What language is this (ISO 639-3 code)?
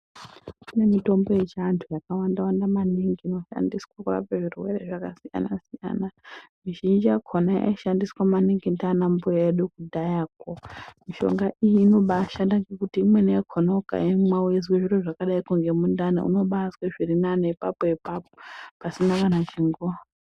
ndc